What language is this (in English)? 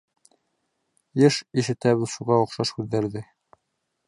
Bashkir